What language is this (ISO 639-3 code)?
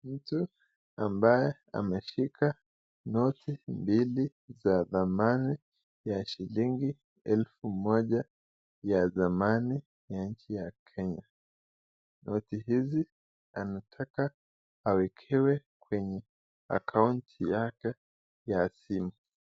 swa